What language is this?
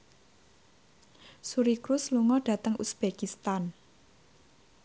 Javanese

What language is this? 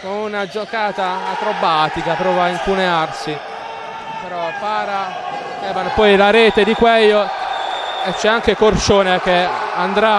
Italian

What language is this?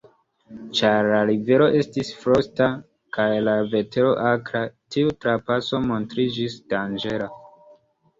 Esperanto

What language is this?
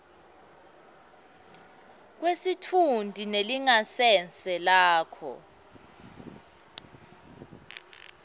Swati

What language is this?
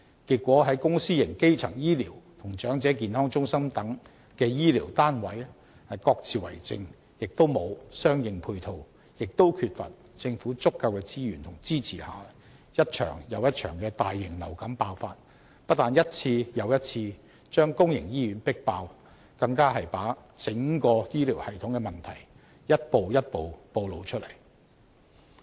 Cantonese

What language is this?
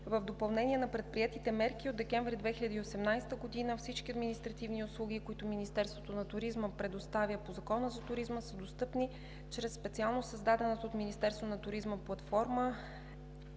Bulgarian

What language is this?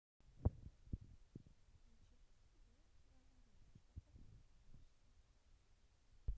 Russian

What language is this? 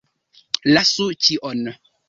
Esperanto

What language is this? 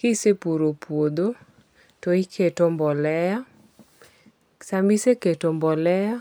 Luo (Kenya and Tanzania)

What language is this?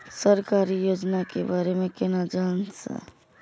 Maithili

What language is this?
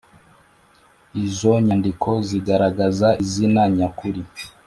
Kinyarwanda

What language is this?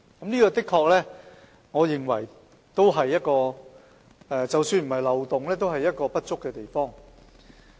Cantonese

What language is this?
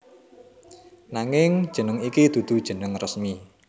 Javanese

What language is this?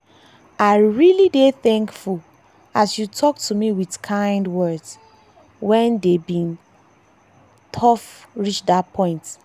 Nigerian Pidgin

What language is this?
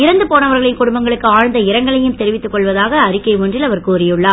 Tamil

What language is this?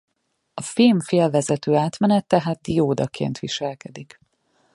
Hungarian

